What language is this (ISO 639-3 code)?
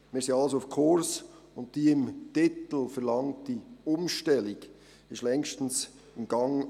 gsw